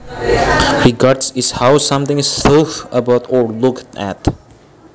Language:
Javanese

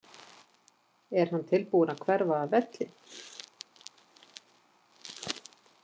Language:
Icelandic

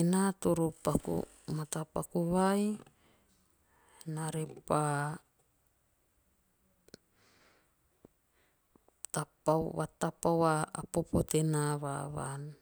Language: Teop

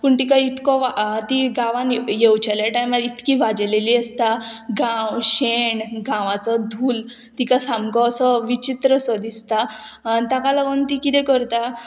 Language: Konkani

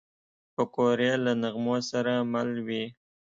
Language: Pashto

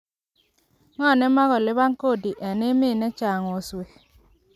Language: Kalenjin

